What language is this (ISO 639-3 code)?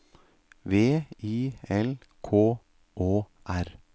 nor